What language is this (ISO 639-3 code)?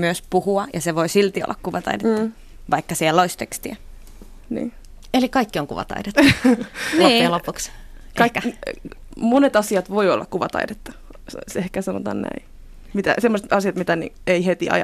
fin